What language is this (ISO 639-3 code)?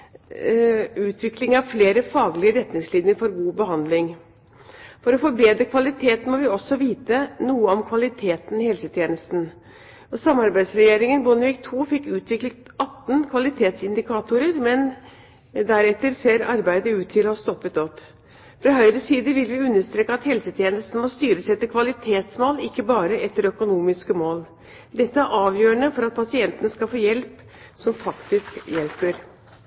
nob